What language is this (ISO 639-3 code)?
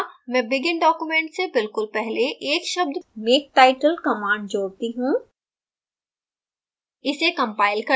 hin